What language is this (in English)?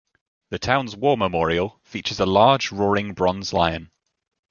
English